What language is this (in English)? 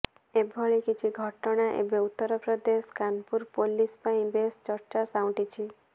Odia